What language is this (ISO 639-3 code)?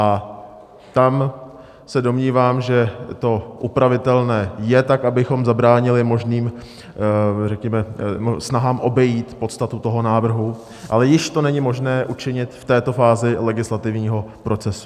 ces